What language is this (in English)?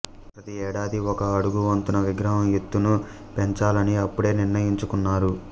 Telugu